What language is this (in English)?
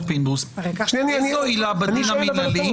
Hebrew